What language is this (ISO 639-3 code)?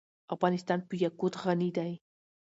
pus